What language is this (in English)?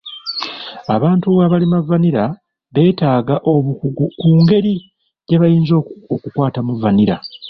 Ganda